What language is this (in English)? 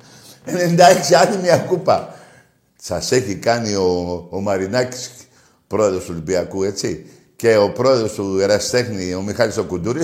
Greek